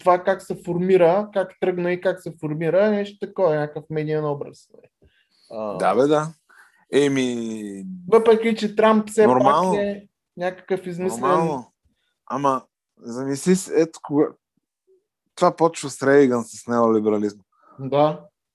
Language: Bulgarian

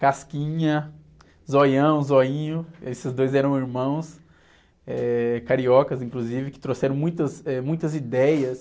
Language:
Portuguese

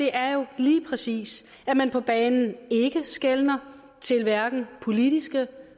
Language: Danish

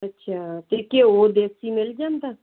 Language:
Punjabi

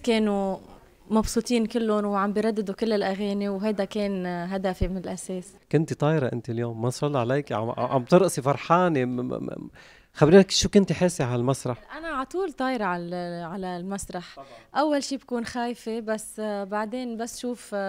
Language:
Arabic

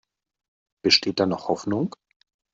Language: German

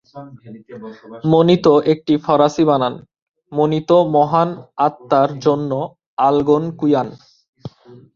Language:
Bangla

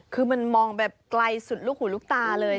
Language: Thai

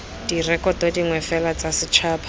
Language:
Tswana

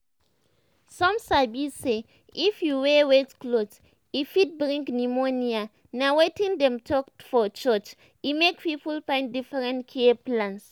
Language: Nigerian Pidgin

